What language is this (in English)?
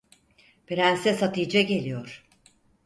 Turkish